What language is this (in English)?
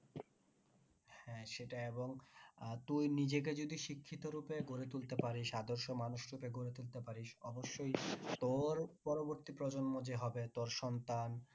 Bangla